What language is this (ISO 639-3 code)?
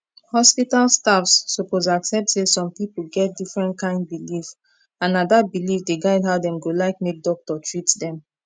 pcm